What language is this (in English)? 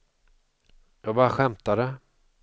Swedish